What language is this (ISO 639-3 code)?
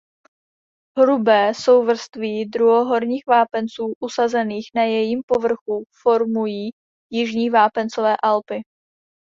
ces